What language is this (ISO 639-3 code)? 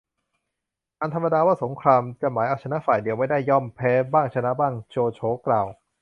tha